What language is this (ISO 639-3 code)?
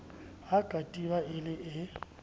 sot